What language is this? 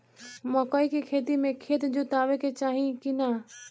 Bhojpuri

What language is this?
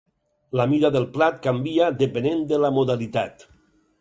Catalan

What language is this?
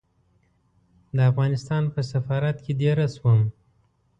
Pashto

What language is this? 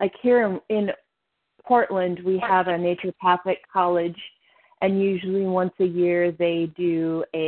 English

